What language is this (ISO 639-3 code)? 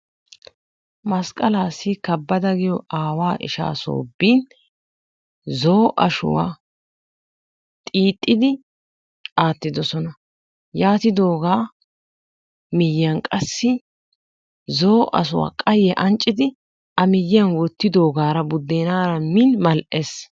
wal